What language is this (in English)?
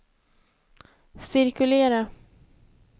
Swedish